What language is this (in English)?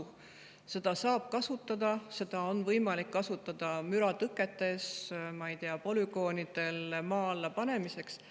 Estonian